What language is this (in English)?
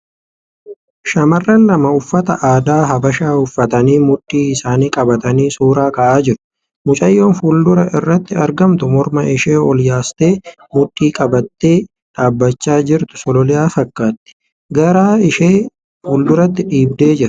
Oromo